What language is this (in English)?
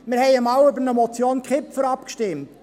Swiss German